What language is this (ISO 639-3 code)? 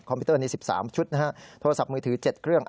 tha